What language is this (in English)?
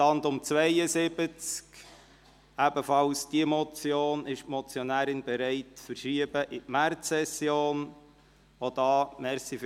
Swiss German